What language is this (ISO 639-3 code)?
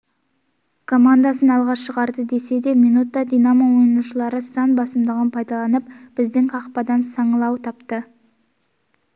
kaz